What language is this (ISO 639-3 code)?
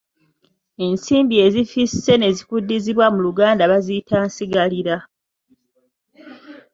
lug